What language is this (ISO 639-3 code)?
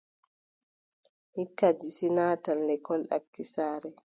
fub